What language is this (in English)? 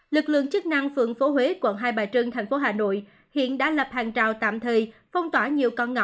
Vietnamese